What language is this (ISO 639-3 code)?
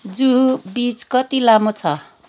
nep